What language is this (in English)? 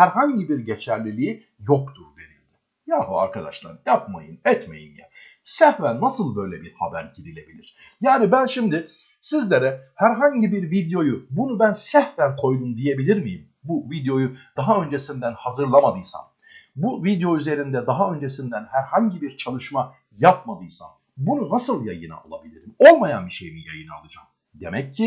Turkish